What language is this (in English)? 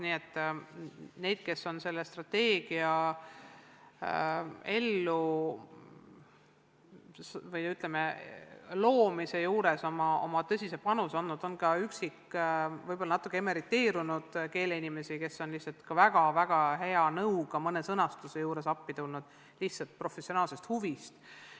Estonian